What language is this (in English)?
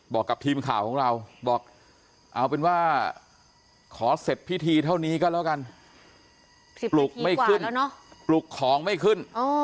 Thai